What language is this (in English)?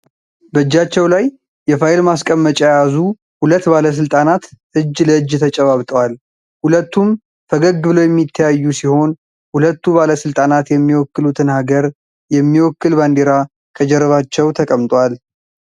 Amharic